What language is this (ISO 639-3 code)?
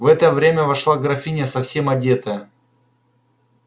rus